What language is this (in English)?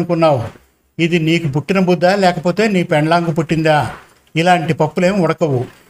Telugu